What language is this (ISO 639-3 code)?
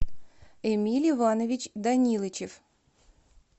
rus